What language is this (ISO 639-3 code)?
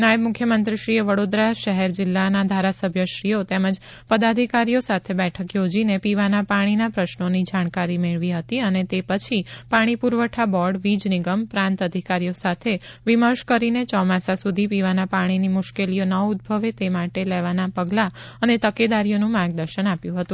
guj